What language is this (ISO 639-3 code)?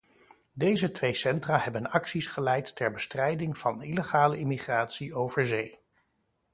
nld